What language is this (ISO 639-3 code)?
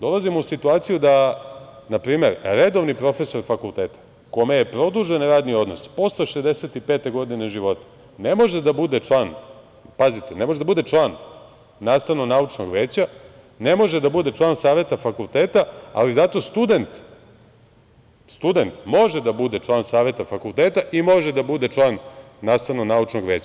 srp